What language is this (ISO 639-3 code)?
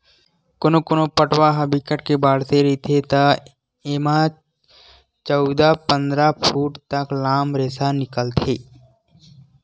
hne